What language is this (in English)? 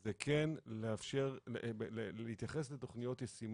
Hebrew